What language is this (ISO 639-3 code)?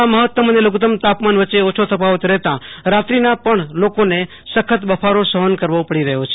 guj